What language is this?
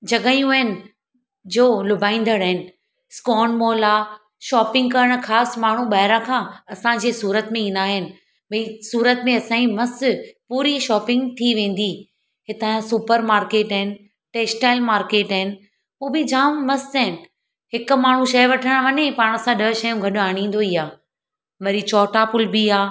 Sindhi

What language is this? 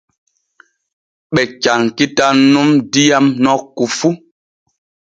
Borgu Fulfulde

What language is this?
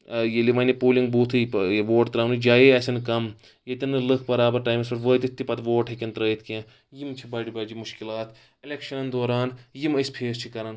Kashmiri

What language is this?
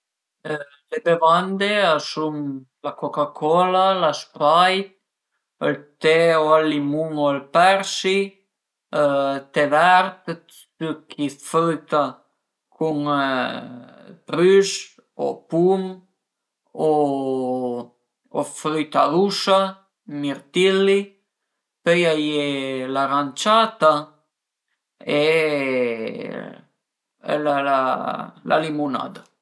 Piedmontese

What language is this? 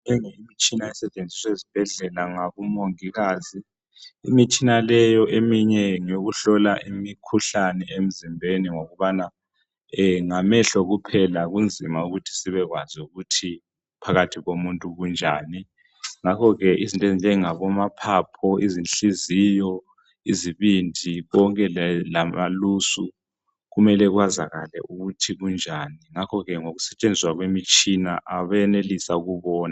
North Ndebele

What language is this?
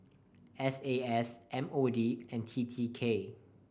English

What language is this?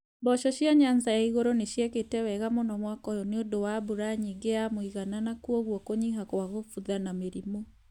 Kikuyu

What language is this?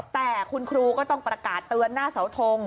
Thai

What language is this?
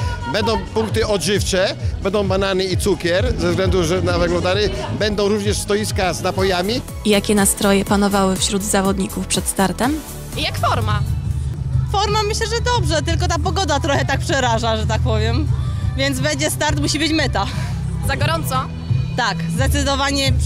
Polish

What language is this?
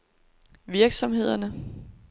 Danish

